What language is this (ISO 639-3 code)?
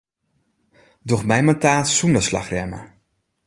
fry